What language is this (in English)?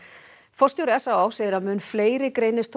Icelandic